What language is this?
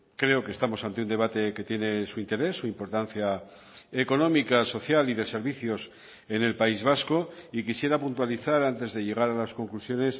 Spanish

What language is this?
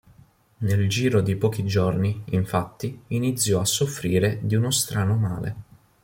Italian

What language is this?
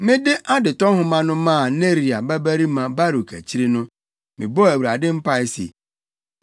Akan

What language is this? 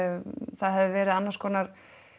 Icelandic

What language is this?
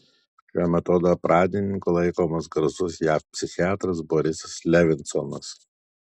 Lithuanian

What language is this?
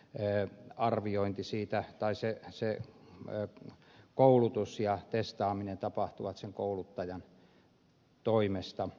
Finnish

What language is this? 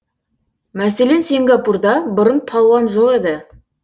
Kazakh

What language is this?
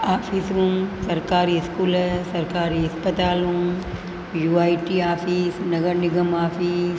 Sindhi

